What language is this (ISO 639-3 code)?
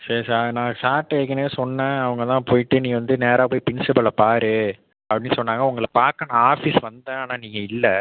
tam